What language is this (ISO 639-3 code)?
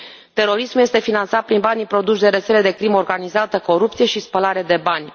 ron